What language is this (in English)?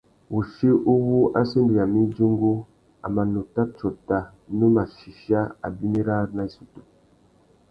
Tuki